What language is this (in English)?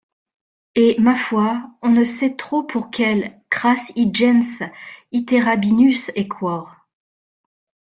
French